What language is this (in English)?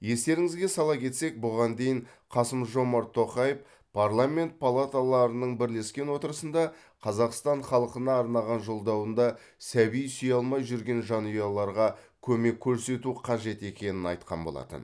Kazakh